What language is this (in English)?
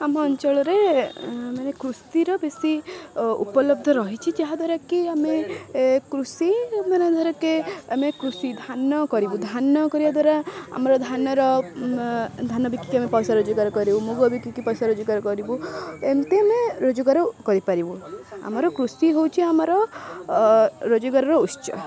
Odia